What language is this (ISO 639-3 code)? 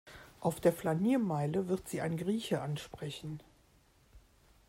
deu